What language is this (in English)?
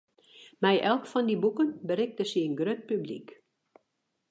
Western Frisian